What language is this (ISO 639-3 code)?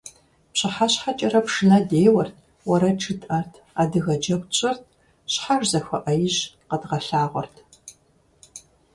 kbd